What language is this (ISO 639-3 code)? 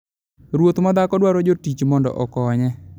luo